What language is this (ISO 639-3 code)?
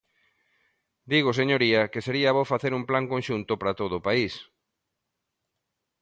glg